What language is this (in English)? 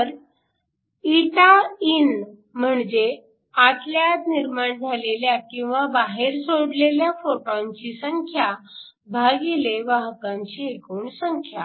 Marathi